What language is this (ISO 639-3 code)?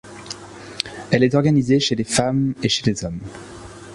fra